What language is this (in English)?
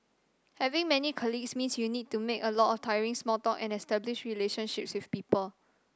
English